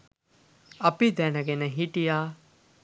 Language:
Sinhala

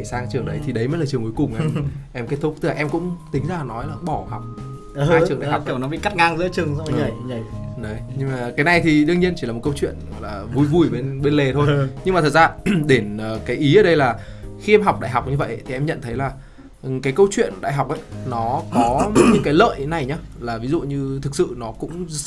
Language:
Vietnamese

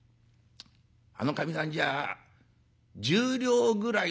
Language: Japanese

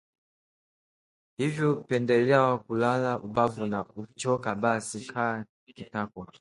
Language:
Swahili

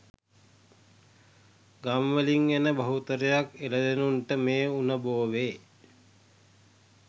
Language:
Sinhala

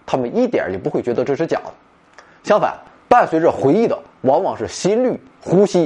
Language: Chinese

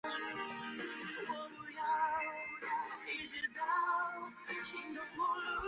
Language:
Chinese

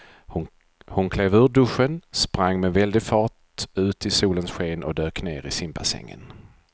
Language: Swedish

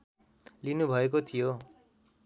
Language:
Nepali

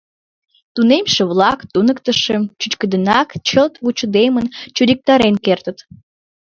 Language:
Mari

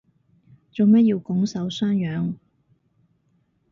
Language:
Cantonese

